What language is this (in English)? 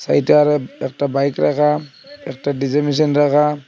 Bangla